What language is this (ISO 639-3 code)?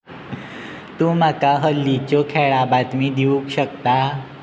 kok